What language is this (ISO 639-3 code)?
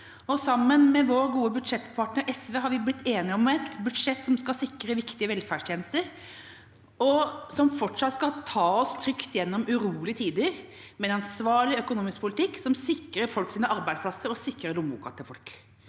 nor